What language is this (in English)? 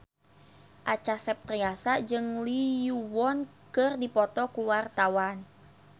Sundanese